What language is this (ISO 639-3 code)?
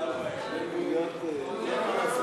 heb